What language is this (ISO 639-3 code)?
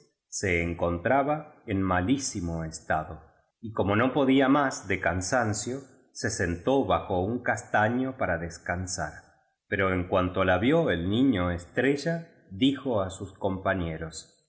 spa